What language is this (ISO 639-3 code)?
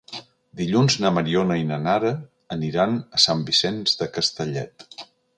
cat